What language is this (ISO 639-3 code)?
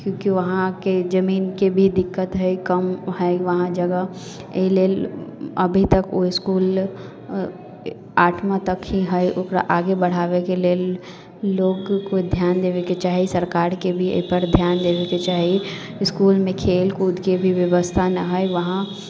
mai